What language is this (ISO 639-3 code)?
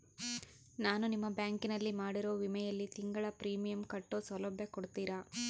kan